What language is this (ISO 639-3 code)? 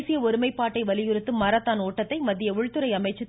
tam